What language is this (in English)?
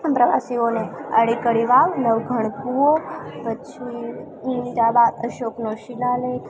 Gujarati